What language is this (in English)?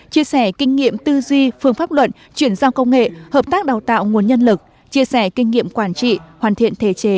Vietnamese